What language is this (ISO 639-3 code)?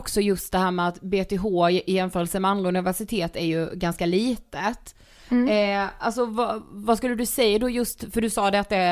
swe